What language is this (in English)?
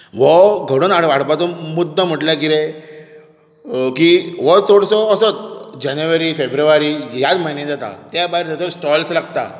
Konkani